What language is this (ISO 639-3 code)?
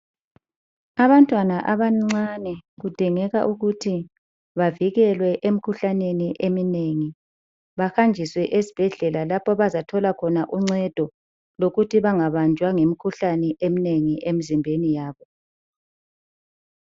nde